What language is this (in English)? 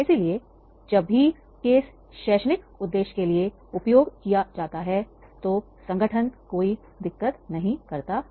Hindi